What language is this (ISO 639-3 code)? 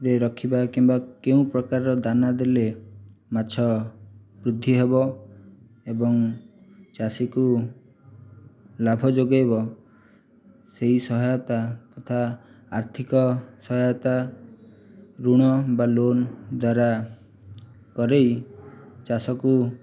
ori